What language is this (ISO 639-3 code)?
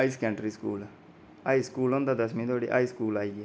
doi